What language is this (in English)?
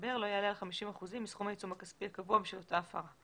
Hebrew